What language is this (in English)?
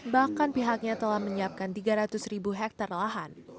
Indonesian